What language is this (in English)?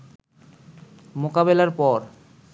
Bangla